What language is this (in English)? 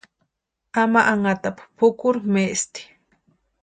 Western Highland Purepecha